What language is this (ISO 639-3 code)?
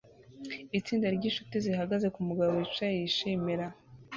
kin